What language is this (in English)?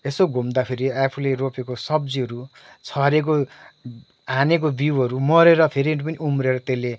Nepali